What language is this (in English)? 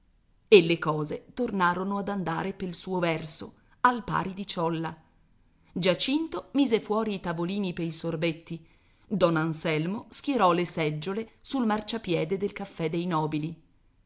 Italian